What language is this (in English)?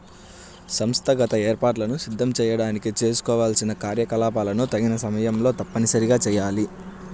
Telugu